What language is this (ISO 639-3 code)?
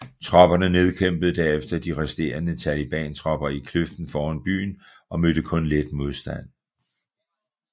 dan